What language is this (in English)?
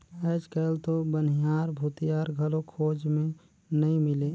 Chhattisgarhi